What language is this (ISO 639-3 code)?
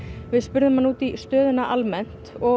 isl